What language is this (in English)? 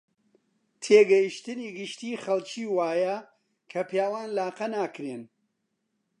Central Kurdish